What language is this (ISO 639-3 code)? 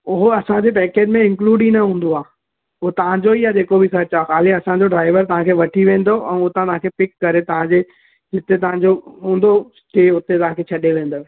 snd